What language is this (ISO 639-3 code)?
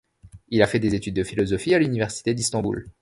fra